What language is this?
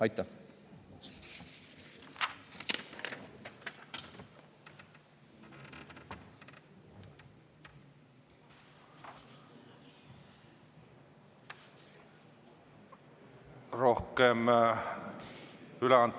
Estonian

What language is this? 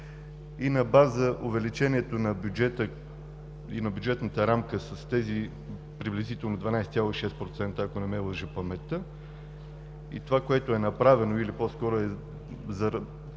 Bulgarian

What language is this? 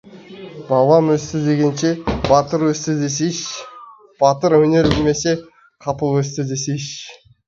Kazakh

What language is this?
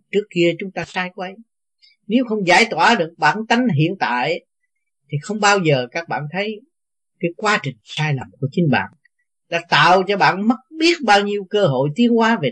Vietnamese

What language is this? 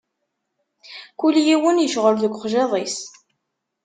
Kabyle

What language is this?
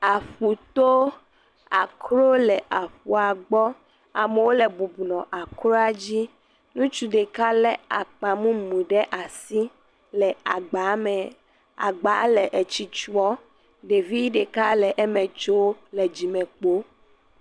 Ewe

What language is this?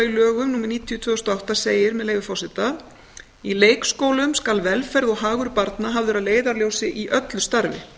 Icelandic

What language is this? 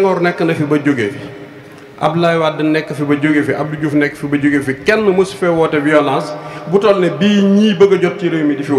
Indonesian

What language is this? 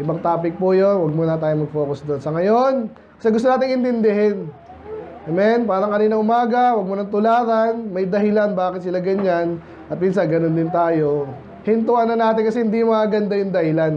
Filipino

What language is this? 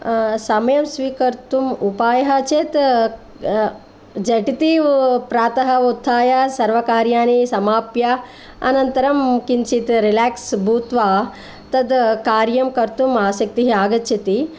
Sanskrit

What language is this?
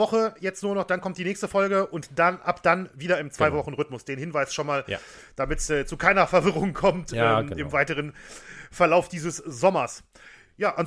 German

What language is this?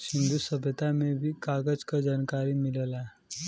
Bhojpuri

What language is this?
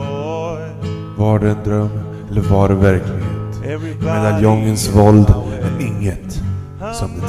Swedish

